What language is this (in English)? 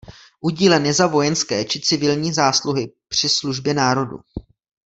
Czech